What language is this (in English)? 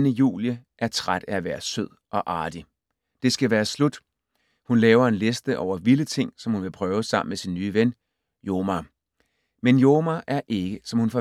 Danish